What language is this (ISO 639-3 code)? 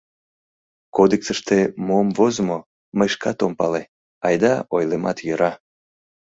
chm